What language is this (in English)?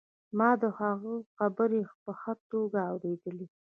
Pashto